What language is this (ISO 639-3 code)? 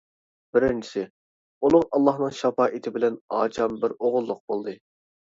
uig